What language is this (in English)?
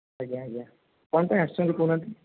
Odia